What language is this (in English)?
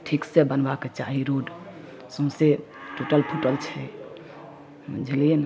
Maithili